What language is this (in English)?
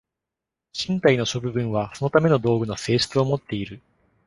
Japanese